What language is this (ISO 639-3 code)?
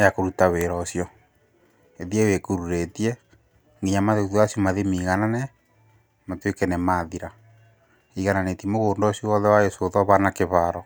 kik